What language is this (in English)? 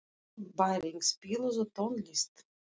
Icelandic